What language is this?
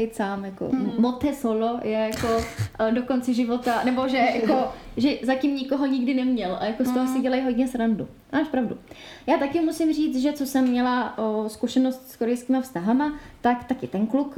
Czech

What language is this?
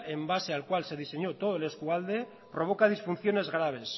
Spanish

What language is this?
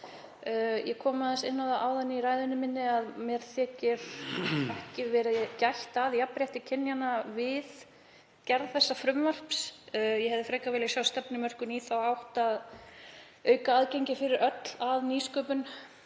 Icelandic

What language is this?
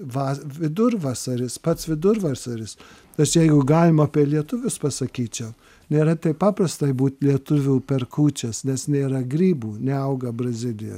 Lithuanian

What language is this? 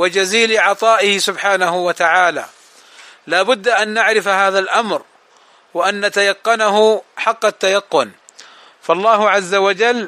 Arabic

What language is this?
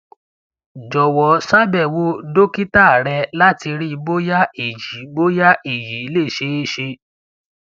Yoruba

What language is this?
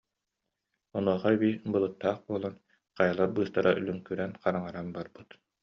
Yakut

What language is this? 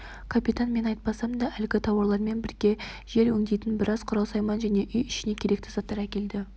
Kazakh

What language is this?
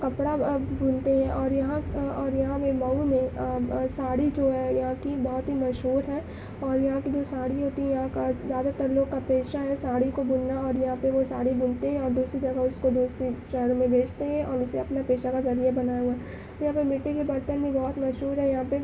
Urdu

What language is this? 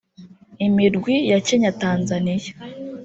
Kinyarwanda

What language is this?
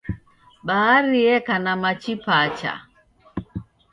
Taita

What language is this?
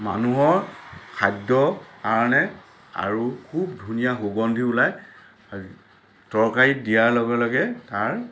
Assamese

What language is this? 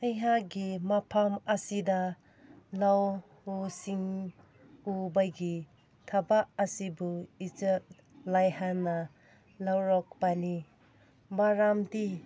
Manipuri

